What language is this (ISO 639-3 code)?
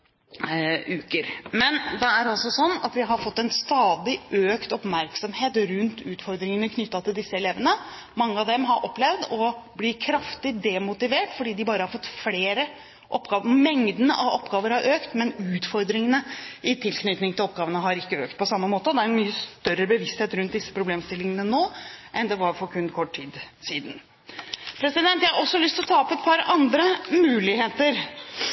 nob